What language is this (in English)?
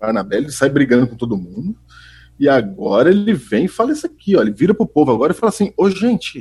Portuguese